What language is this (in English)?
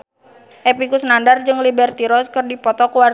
Sundanese